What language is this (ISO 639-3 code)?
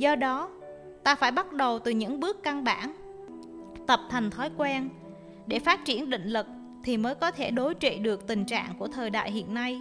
vie